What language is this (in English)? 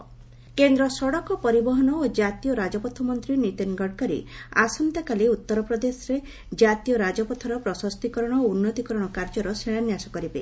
Odia